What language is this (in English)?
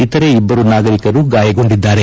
Kannada